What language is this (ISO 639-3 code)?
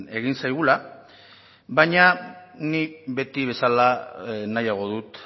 eus